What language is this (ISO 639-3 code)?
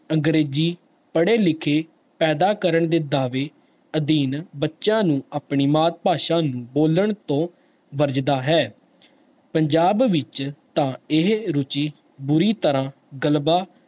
pan